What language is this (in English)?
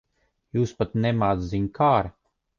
Latvian